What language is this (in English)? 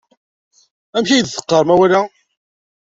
Kabyle